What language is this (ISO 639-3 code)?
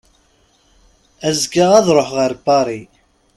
kab